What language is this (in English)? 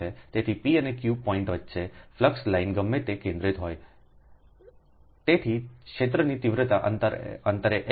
Gujarati